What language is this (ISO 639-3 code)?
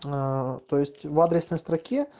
rus